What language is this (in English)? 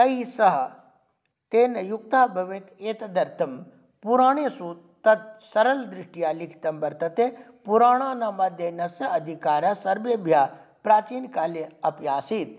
Sanskrit